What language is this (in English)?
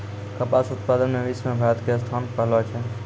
Maithili